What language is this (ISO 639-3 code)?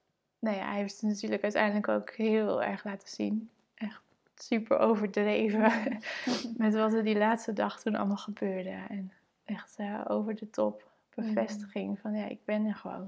nld